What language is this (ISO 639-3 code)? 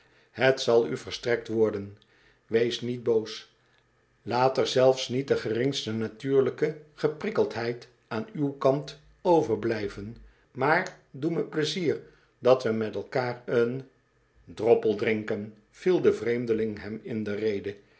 nld